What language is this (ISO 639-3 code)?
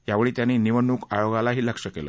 mar